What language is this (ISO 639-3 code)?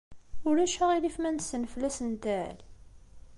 kab